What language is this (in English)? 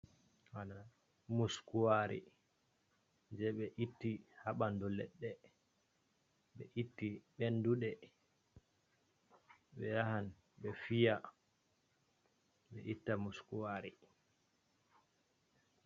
Fula